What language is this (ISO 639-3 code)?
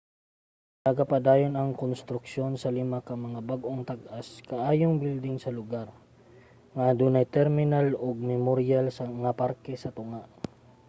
ceb